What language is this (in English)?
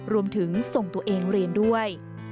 Thai